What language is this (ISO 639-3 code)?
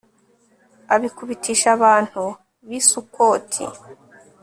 kin